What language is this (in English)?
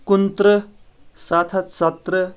Kashmiri